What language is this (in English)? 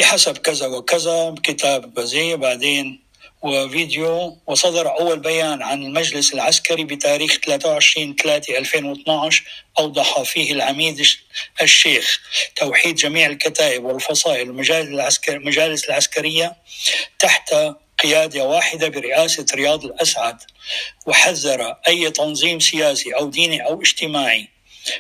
Arabic